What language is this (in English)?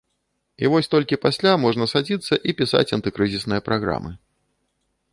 Belarusian